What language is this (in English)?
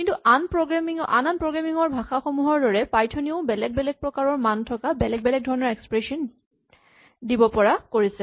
Assamese